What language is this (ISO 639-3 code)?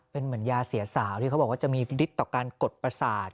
tha